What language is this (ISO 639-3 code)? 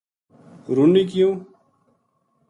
gju